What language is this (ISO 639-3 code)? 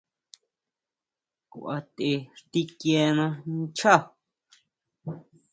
mau